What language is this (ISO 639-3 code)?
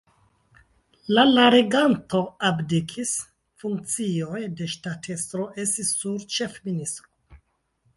epo